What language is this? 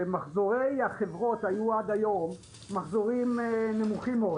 Hebrew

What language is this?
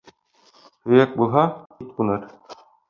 Bashkir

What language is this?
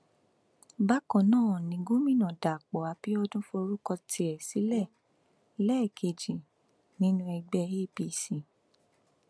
Yoruba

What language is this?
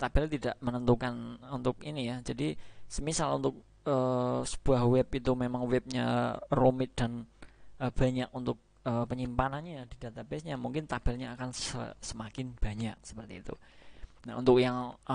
Indonesian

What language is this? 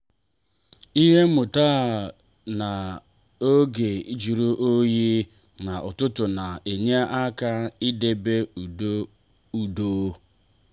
Igbo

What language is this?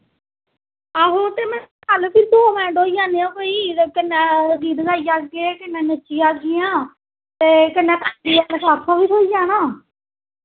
Dogri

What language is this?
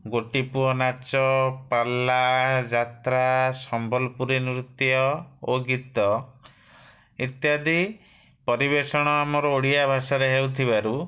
Odia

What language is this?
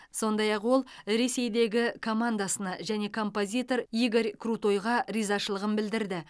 Kazakh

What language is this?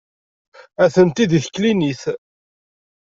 Kabyle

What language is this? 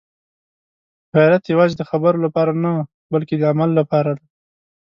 Pashto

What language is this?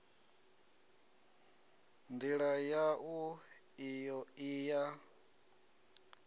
Venda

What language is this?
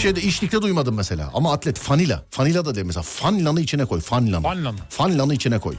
Turkish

